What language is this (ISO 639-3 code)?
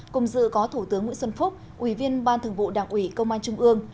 vie